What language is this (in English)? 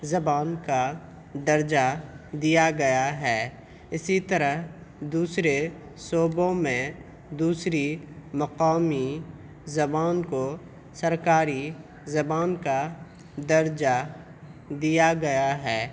Urdu